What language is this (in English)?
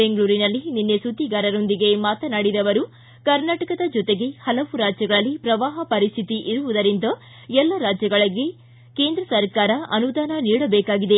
Kannada